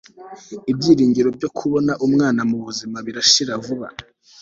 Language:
Kinyarwanda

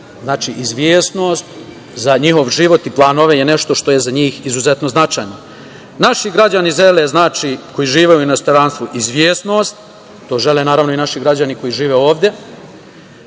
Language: Serbian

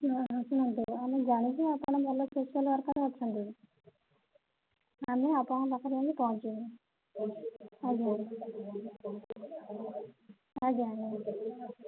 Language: Odia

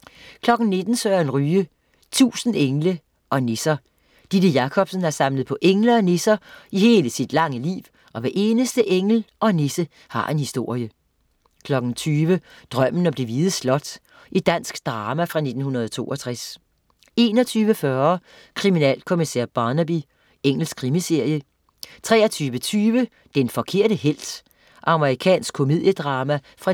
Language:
Danish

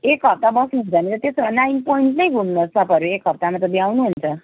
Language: Nepali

